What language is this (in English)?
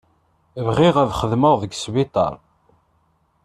Kabyle